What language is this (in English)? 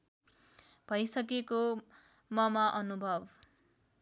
Nepali